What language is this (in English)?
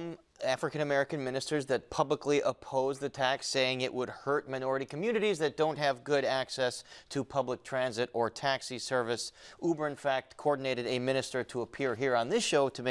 English